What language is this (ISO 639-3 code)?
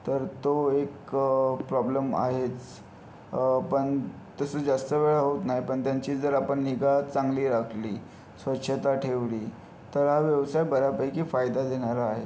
mar